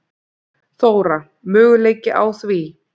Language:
Icelandic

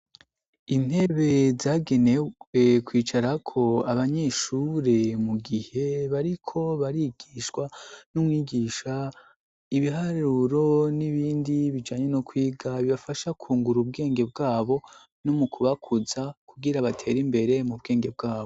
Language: Rundi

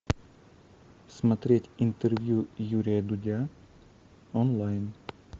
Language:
Russian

